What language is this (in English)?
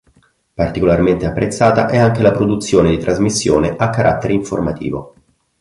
Italian